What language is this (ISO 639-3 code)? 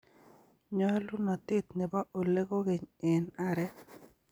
kln